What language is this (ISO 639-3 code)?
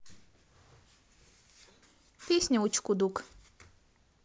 rus